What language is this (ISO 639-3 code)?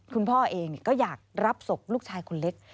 tha